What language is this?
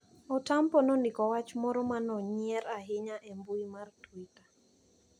Luo (Kenya and Tanzania)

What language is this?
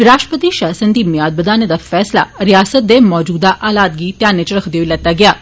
Dogri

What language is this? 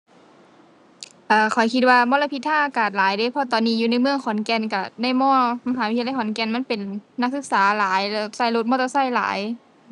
Thai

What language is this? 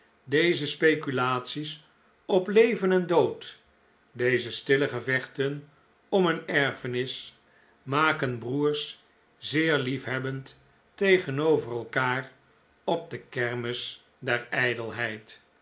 Dutch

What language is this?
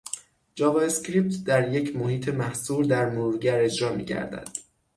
Persian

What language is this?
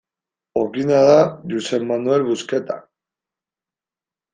Basque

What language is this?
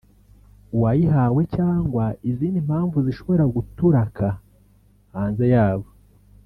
Kinyarwanda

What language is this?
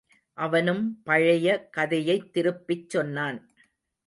Tamil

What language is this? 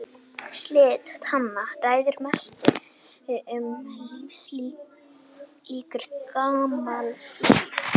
Icelandic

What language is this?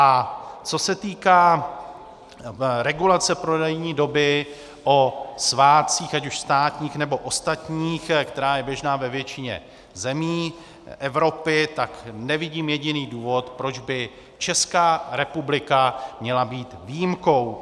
Czech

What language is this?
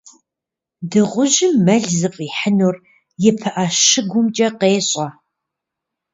Kabardian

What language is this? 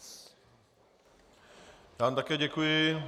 Czech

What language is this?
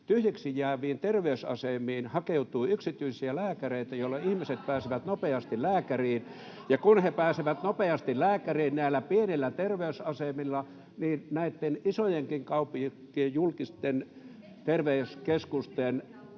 Finnish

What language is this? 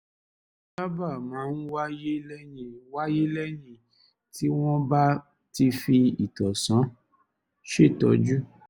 Yoruba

